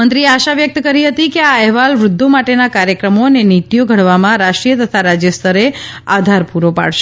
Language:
Gujarati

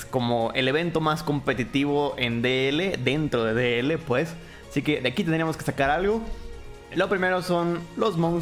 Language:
Spanish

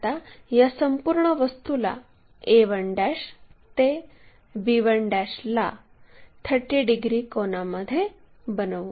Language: Marathi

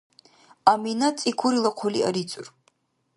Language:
Dargwa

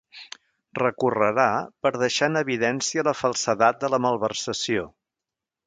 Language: Catalan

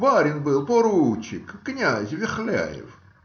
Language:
Russian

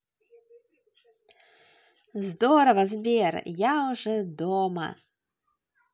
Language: Russian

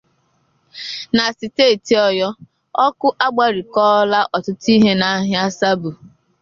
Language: Igbo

